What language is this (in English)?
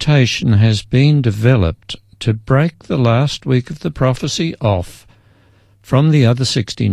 English